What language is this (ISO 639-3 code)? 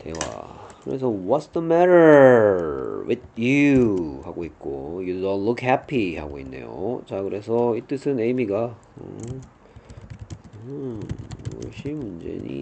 kor